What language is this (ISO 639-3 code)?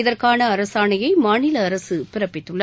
tam